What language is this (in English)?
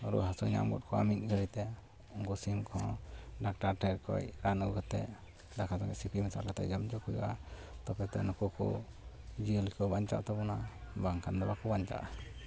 Santali